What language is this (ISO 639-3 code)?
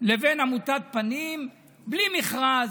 heb